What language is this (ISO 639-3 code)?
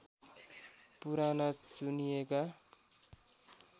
nep